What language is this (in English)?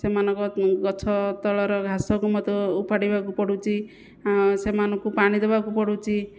Odia